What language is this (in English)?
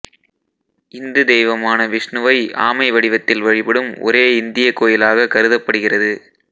Tamil